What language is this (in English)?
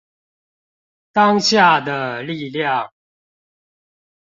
Chinese